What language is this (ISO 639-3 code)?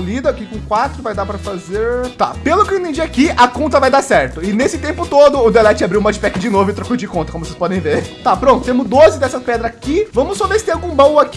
por